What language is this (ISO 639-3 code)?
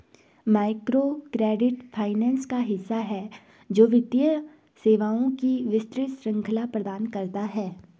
hin